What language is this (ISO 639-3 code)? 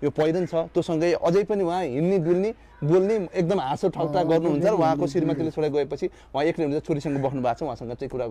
tha